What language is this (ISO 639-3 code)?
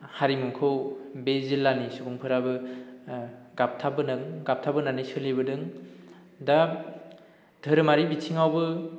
brx